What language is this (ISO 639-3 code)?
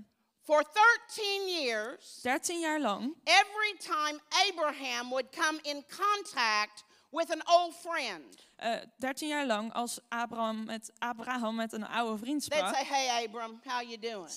nld